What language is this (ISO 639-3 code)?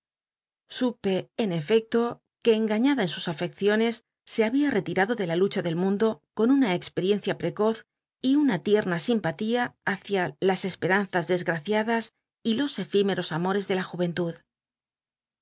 spa